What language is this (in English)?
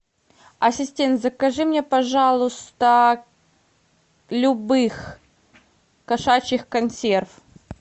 Russian